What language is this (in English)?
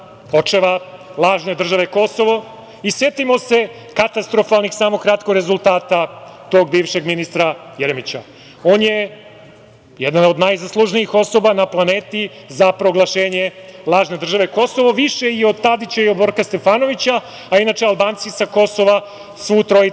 Serbian